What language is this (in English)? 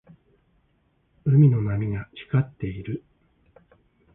Japanese